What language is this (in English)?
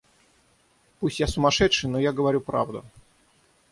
Russian